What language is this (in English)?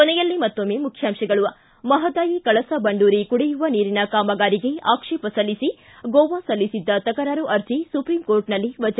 Kannada